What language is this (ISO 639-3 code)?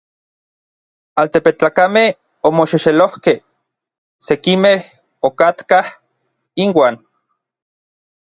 nlv